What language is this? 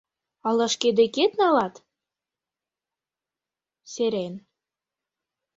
Mari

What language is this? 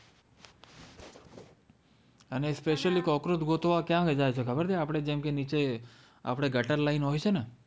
Gujarati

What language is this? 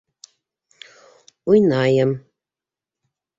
Bashkir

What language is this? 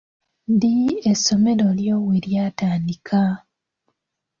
Ganda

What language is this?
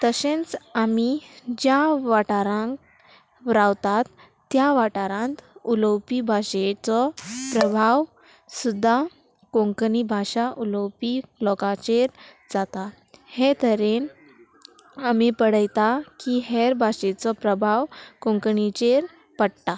Konkani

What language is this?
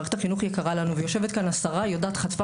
Hebrew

